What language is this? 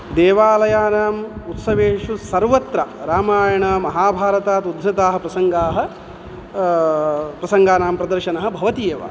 Sanskrit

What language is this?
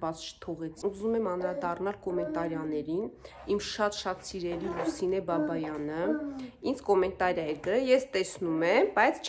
Turkish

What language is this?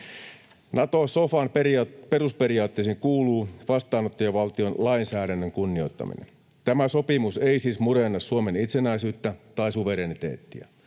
Finnish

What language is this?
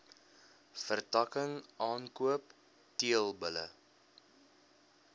Afrikaans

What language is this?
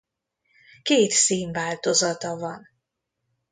Hungarian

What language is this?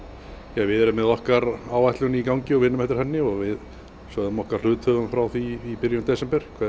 Icelandic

